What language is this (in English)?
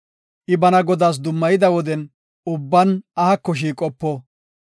Gofa